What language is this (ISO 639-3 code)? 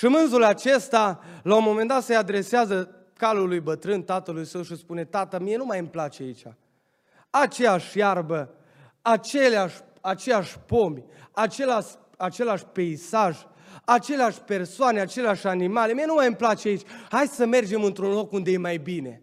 ron